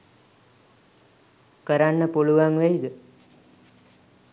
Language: Sinhala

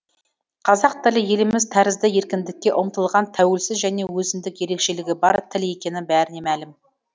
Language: Kazakh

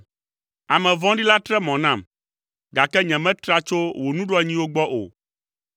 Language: Ewe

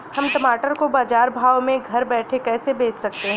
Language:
Hindi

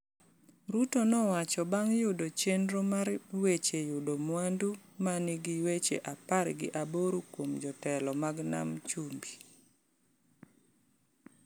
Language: Luo (Kenya and Tanzania)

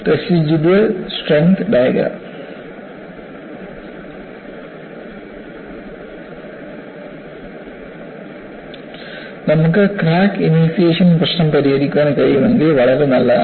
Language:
Malayalam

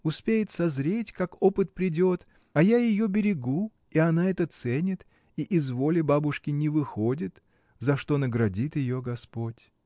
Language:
Russian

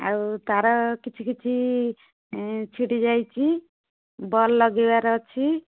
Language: Odia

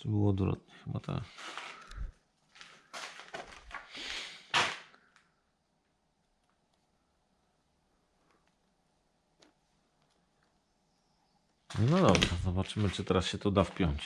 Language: Polish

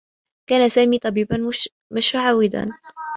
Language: Arabic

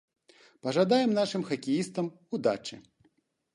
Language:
Belarusian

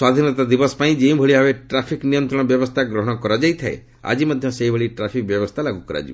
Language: Odia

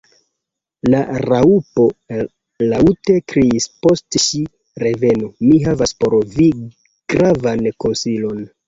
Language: Esperanto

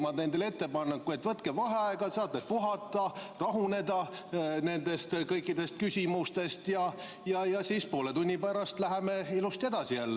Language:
Estonian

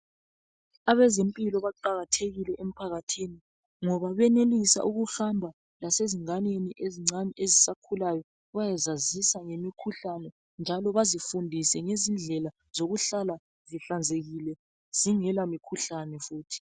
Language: North Ndebele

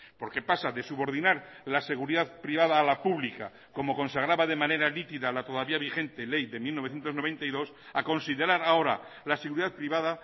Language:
Spanish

